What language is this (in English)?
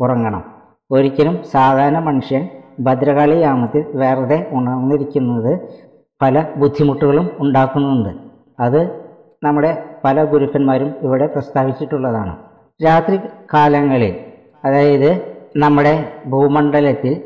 Malayalam